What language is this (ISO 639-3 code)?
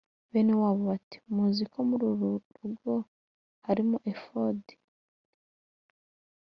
kin